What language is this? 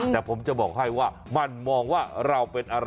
Thai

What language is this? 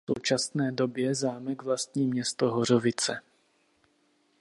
Czech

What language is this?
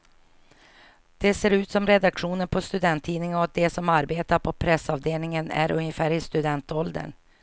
Swedish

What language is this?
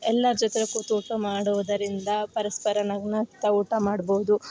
Kannada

